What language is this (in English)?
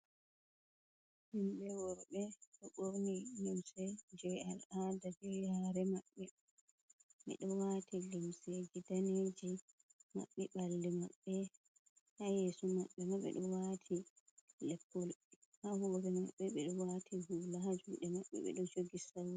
Fula